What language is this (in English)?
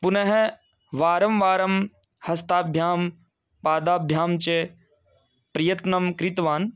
Sanskrit